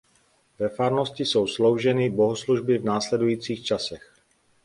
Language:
Czech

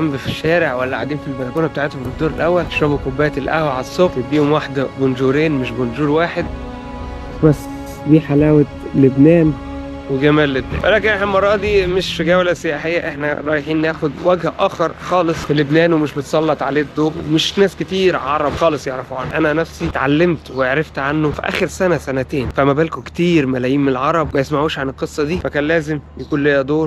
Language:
Arabic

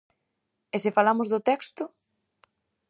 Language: Galician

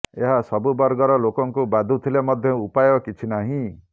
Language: Odia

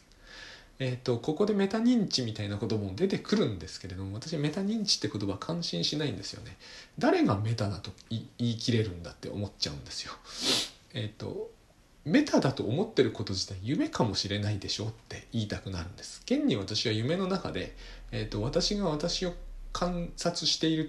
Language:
Japanese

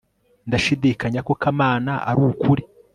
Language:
Kinyarwanda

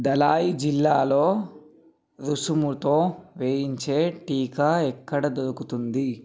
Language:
Telugu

